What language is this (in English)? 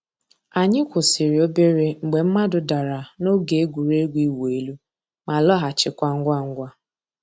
Igbo